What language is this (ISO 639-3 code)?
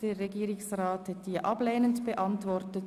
gsw